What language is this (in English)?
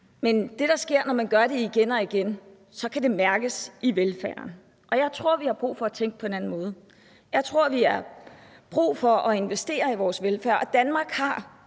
Danish